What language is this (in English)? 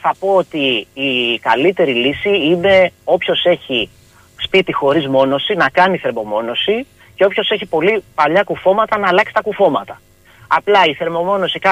Greek